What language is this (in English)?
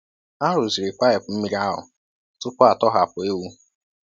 Igbo